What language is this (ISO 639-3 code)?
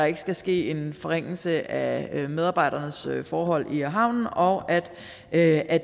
dan